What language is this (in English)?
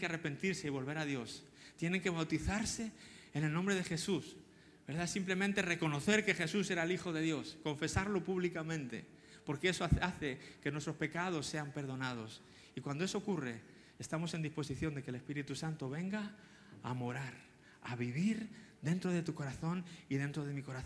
Spanish